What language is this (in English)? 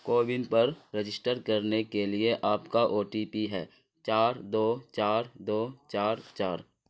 Urdu